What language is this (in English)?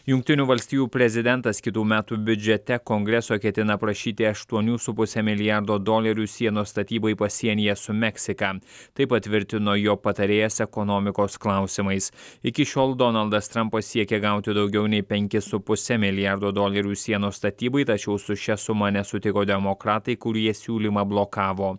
Lithuanian